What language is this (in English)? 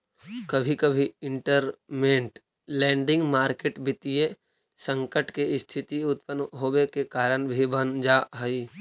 Magahi